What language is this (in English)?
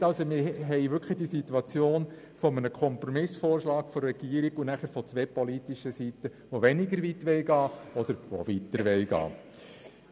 Swiss German